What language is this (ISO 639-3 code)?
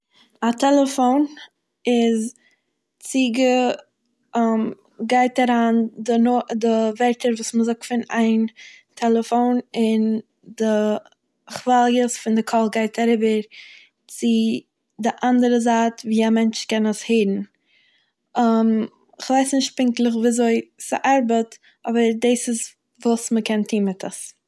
yid